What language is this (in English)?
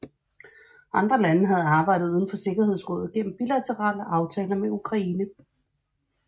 Danish